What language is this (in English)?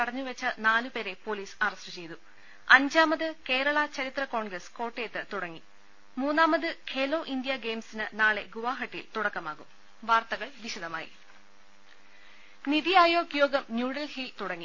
Malayalam